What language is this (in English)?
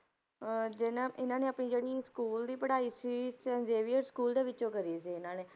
Punjabi